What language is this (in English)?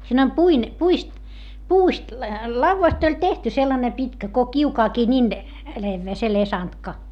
Finnish